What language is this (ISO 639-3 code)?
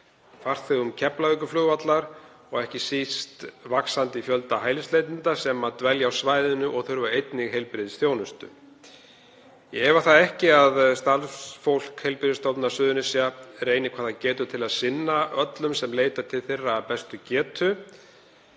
isl